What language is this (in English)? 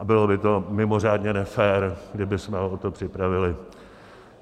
Czech